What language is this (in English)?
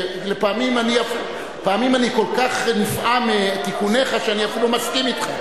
Hebrew